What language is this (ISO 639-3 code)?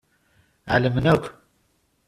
kab